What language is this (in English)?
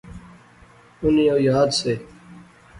Pahari-Potwari